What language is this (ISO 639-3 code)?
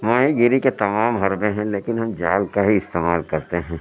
urd